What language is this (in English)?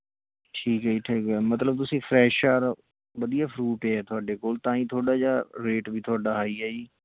Punjabi